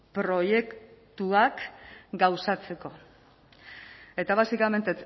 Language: Basque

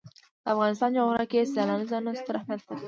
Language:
Pashto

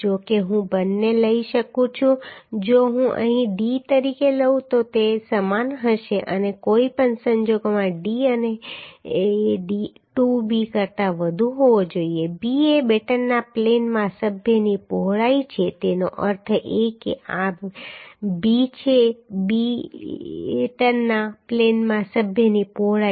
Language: Gujarati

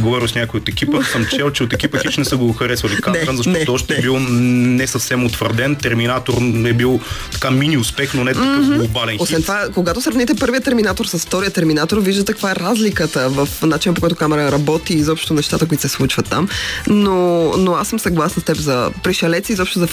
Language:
Bulgarian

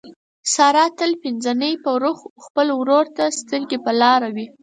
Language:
Pashto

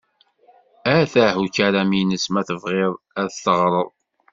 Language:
Kabyle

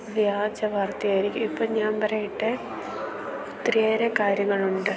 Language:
Malayalam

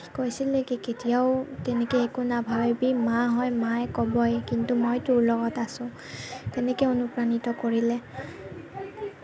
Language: Assamese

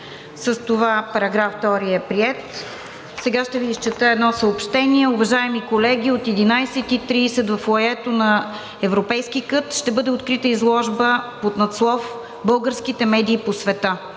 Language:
Bulgarian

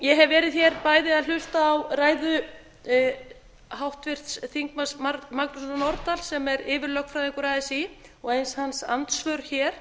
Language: Icelandic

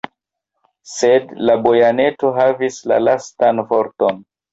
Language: Esperanto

